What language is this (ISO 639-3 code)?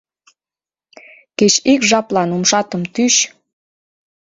chm